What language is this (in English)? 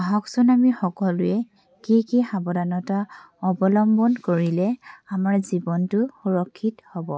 Assamese